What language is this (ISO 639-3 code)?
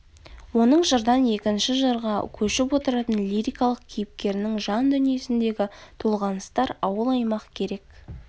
kaz